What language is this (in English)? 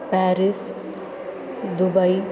Sanskrit